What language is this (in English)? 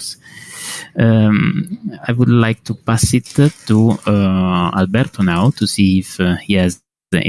English